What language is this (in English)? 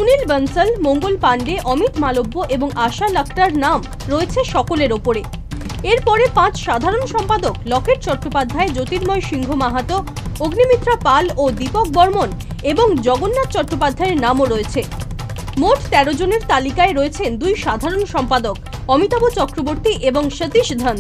Bangla